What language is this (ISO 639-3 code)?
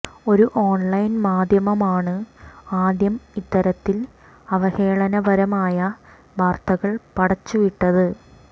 mal